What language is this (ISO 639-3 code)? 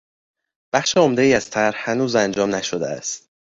fas